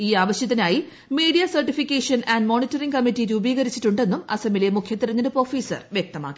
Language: Malayalam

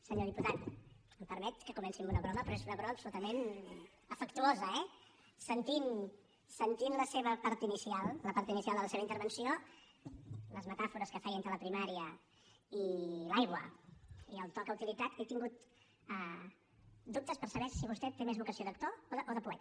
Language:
Catalan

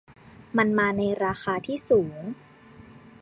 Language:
Thai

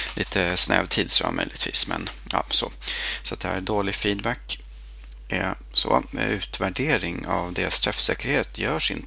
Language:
Swedish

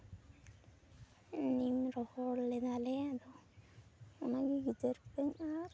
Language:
Santali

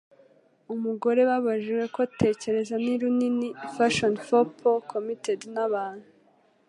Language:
Kinyarwanda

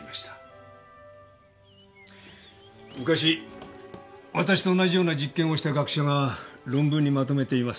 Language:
Japanese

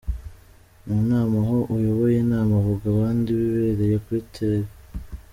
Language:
Kinyarwanda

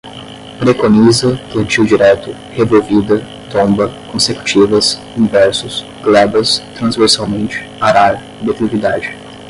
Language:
Portuguese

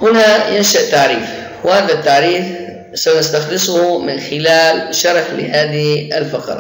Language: Arabic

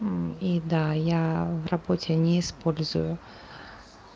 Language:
Russian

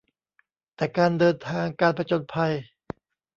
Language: Thai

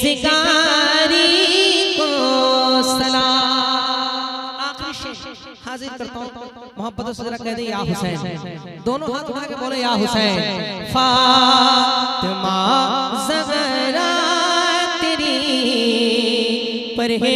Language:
Hindi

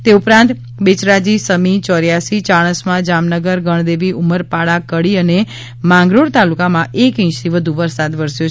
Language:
Gujarati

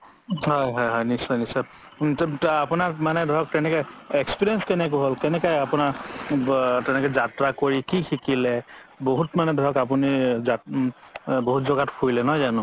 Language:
Assamese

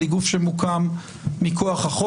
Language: Hebrew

